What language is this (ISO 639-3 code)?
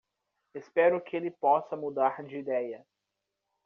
por